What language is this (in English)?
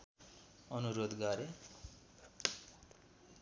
Nepali